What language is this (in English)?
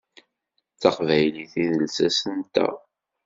Kabyle